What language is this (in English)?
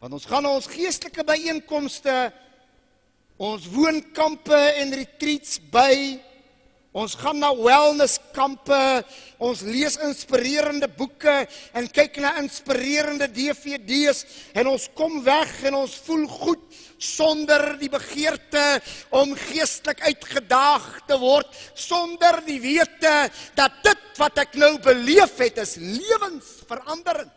Dutch